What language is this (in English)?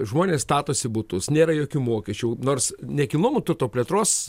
Lithuanian